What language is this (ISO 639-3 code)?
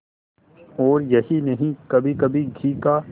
hin